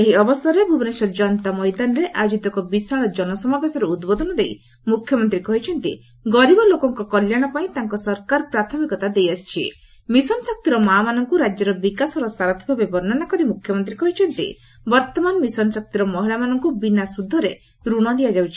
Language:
Odia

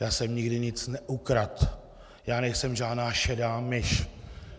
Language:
Czech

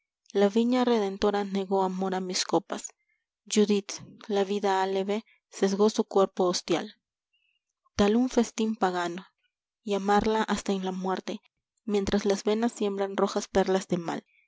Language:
Spanish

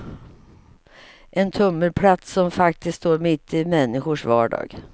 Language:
Swedish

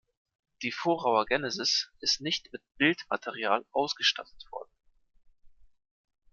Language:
German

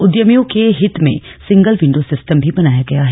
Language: Hindi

